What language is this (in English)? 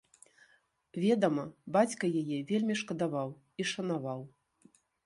Belarusian